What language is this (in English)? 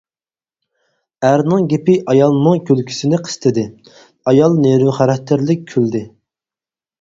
Uyghur